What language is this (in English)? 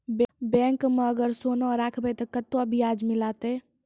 Maithili